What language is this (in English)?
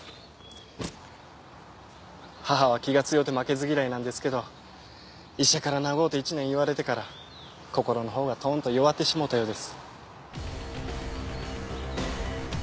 Japanese